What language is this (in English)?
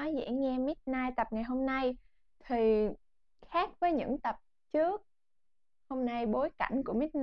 Vietnamese